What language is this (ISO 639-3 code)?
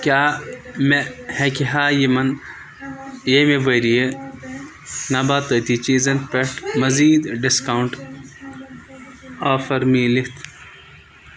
kas